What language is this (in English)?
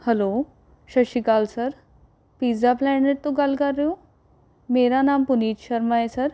Punjabi